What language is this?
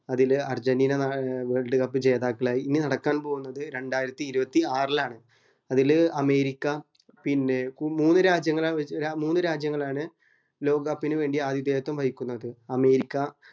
Malayalam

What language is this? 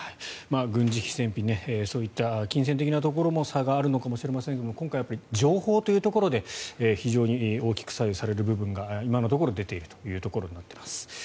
Japanese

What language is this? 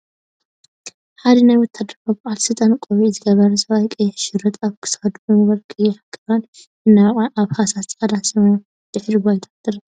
Tigrinya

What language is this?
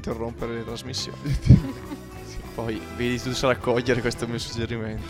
Italian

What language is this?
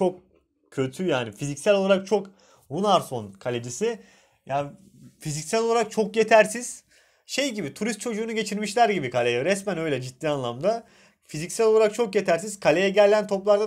Turkish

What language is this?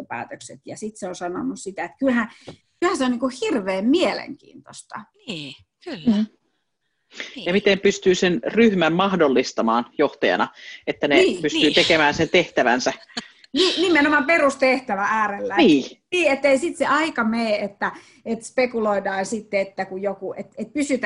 Finnish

